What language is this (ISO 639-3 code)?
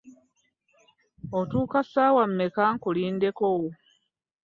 lug